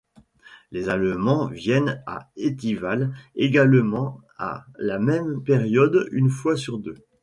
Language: French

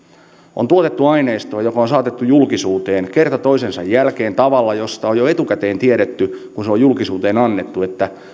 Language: Finnish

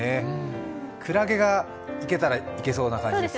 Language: Japanese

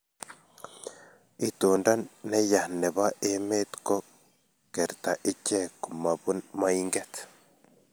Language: Kalenjin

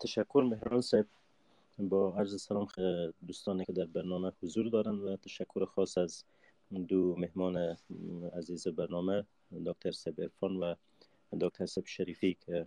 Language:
Persian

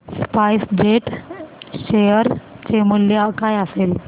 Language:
Marathi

